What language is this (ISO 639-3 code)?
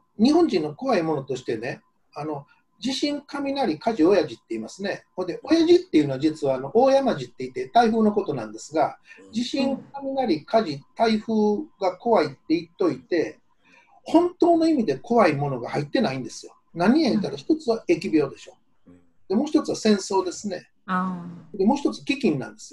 jpn